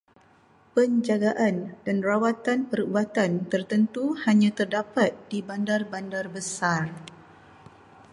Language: Malay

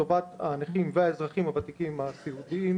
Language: Hebrew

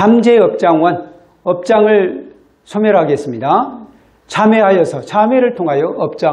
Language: Korean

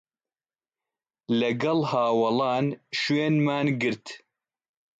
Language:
Central Kurdish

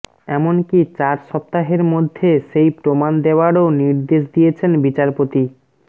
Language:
Bangla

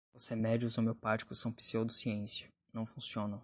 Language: Portuguese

